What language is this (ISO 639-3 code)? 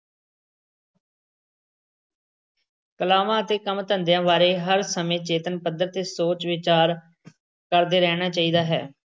pan